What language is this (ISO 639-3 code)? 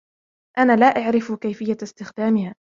ara